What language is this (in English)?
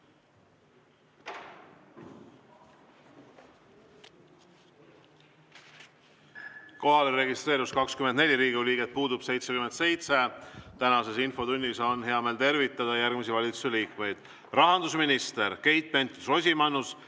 Estonian